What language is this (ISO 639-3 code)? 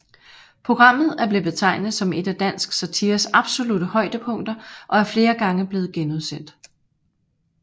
dan